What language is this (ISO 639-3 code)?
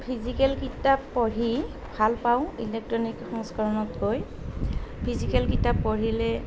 asm